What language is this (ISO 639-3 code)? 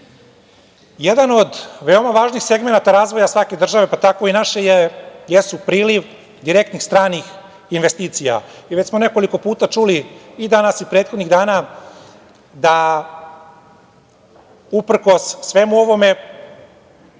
srp